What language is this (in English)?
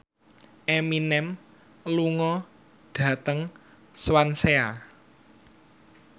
Javanese